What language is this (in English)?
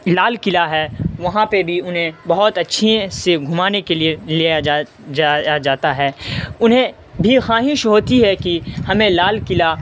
Urdu